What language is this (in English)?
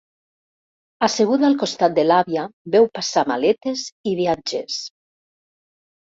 Catalan